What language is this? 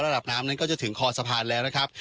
Thai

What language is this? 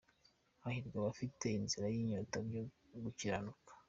Kinyarwanda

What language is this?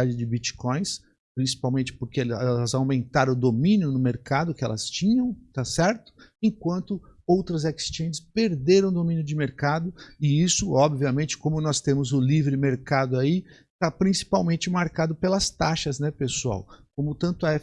Portuguese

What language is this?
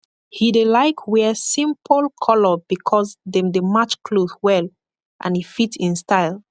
Nigerian Pidgin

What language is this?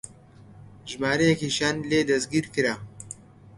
Central Kurdish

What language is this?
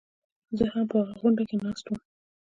Pashto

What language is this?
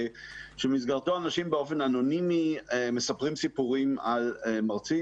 Hebrew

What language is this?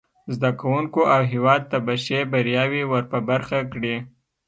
Pashto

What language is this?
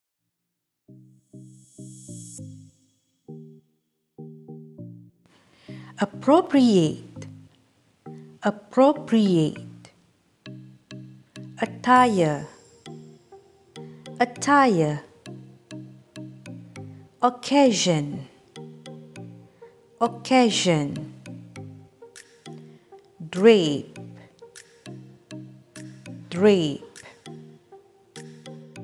English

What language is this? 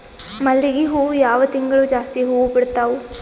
Kannada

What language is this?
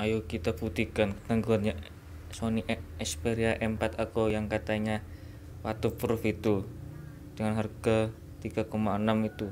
Indonesian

